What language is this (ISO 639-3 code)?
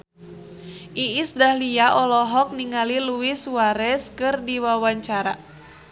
sun